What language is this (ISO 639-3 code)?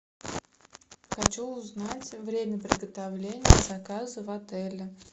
rus